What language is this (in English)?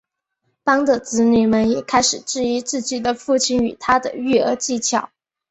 Chinese